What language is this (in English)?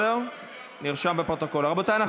Hebrew